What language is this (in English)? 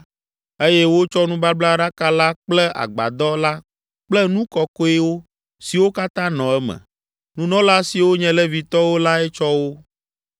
Ewe